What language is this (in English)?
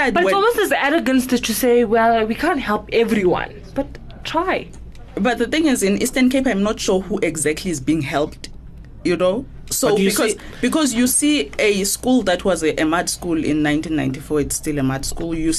English